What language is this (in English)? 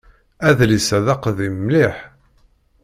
Kabyle